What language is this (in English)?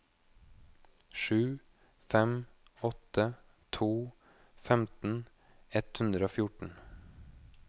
Norwegian